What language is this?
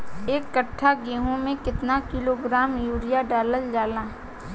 Bhojpuri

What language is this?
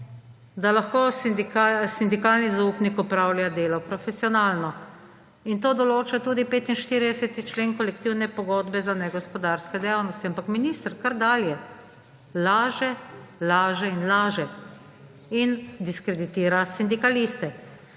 Slovenian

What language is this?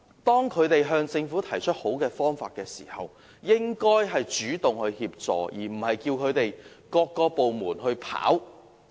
Cantonese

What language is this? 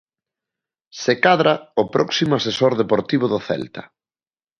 Galician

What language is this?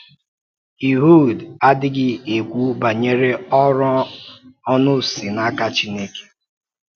Igbo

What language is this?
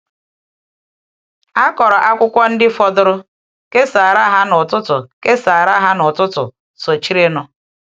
Igbo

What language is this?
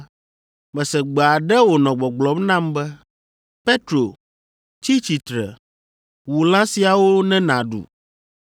Ewe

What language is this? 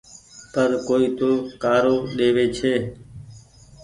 Goaria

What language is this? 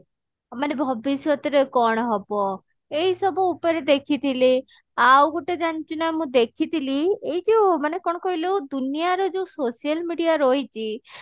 Odia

